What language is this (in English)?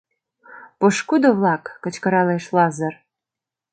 Mari